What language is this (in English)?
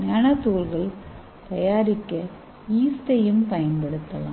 Tamil